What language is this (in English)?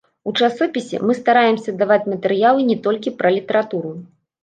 Belarusian